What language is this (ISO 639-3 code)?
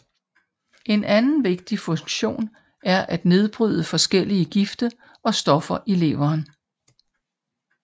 dan